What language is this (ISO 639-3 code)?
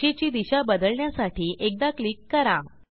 mar